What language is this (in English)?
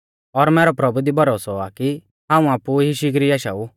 Mahasu Pahari